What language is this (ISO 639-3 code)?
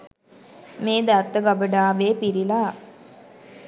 sin